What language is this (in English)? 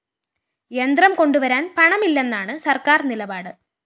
Malayalam